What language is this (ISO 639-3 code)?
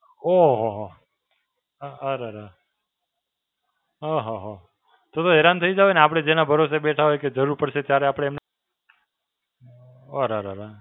guj